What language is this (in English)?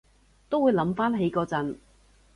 Cantonese